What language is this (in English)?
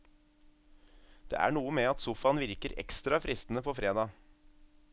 Norwegian